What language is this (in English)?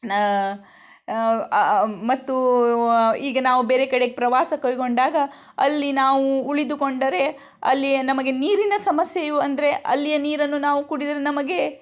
Kannada